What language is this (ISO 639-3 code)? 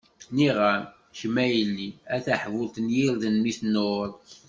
kab